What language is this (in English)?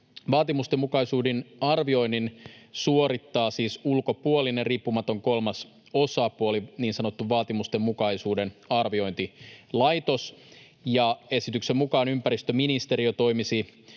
Finnish